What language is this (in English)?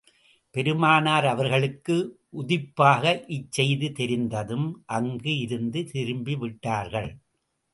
Tamil